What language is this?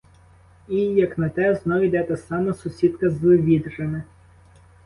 Ukrainian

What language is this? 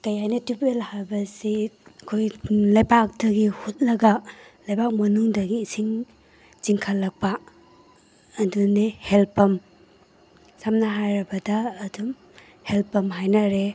Manipuri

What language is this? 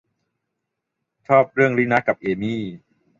Thai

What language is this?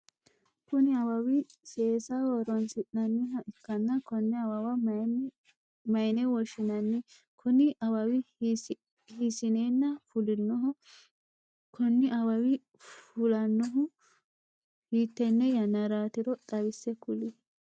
Sidamo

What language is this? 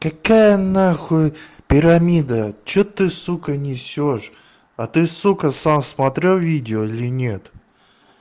Russian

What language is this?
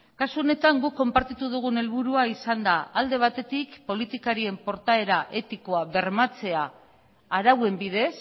Basque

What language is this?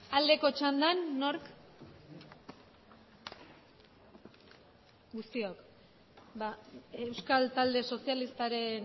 Basque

